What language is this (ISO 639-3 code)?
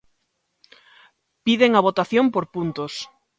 glg